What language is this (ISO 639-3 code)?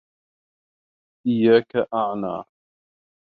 ara